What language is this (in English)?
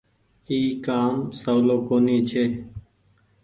Goaria